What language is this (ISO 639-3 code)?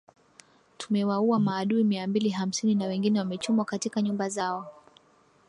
swa